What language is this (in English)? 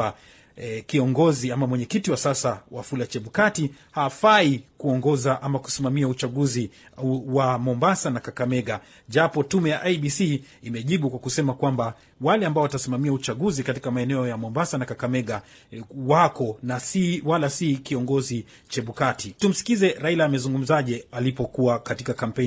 Swahili